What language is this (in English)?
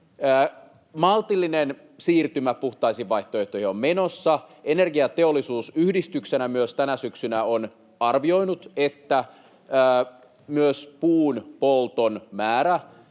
Finnish